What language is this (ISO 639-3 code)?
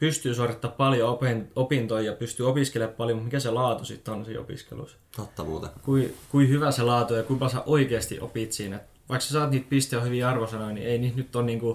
fin